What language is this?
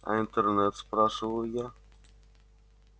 Russian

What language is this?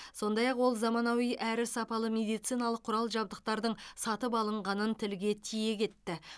Kazakh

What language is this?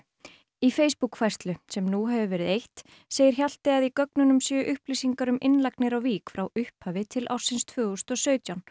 Icelandic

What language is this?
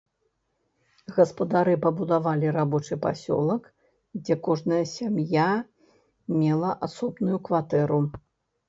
Belarusian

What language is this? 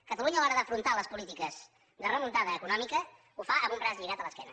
Catalan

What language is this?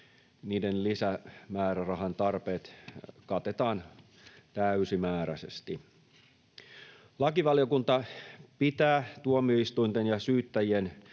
Finnish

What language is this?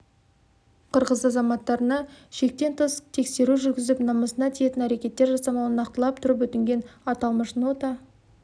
Kazakh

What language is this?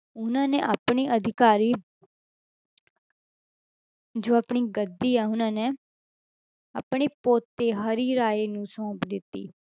Punjabi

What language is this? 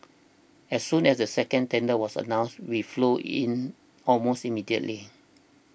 English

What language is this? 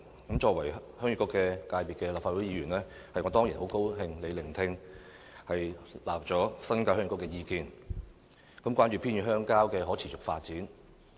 Cantonese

